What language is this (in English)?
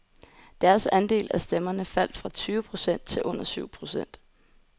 Danish